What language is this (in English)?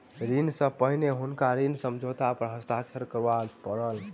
Maithili